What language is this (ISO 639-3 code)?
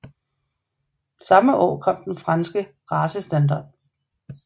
dan